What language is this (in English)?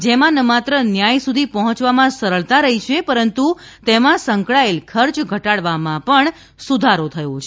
Gujarati